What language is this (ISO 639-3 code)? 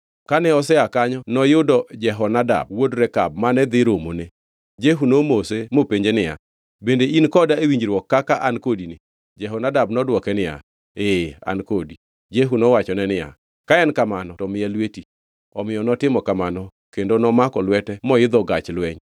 luo